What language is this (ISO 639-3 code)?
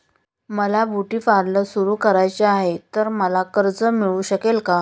mar